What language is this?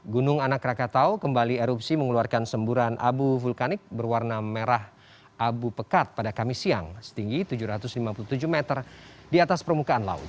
Indonesian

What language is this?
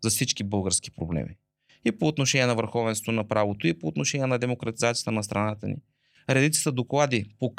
Bulgarian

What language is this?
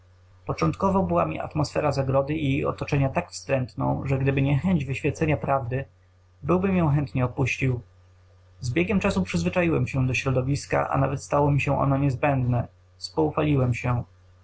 Polish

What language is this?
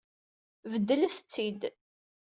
Kabyle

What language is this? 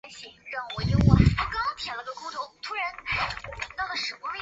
Chinese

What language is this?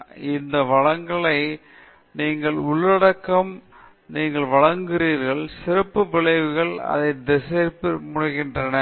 Tamil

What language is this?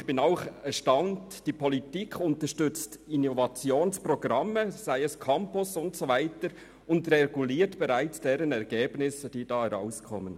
Swiss German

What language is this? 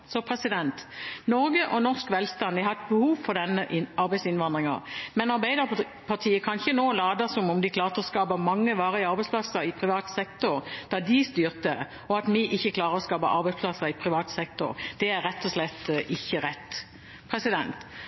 Norwegian Bokmål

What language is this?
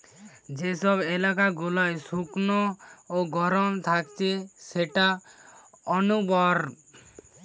Bangla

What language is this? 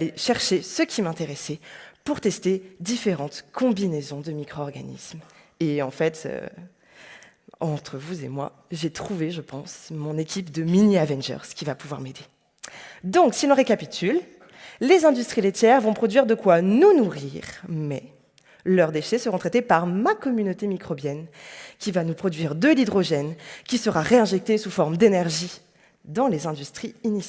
French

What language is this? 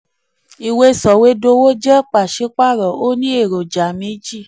Yoruba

